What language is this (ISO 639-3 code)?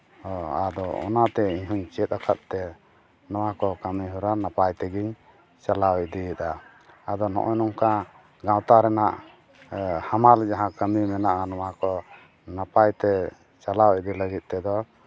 sat